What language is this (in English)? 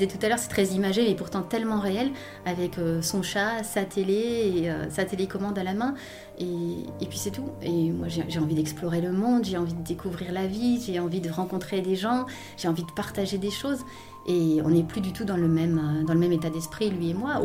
French